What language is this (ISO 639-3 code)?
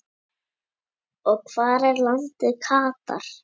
isl